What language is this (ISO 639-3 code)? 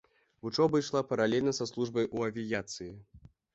bel